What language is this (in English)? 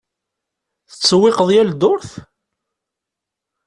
Kabyle